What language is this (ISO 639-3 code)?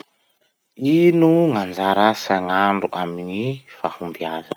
msh